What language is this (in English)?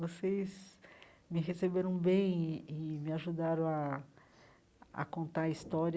Portuguese